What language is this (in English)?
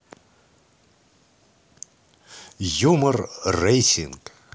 Russian